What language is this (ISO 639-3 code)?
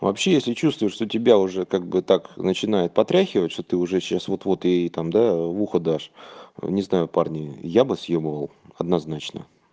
rus